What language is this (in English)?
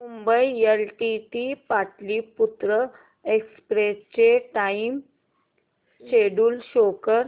Marathi